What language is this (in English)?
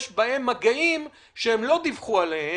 Hebrew